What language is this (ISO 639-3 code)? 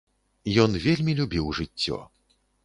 bel